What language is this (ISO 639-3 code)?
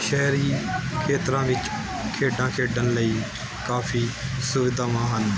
pan